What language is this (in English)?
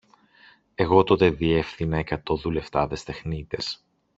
Greek